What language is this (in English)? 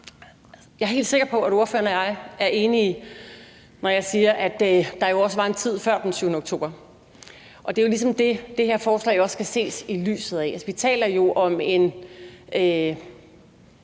Danish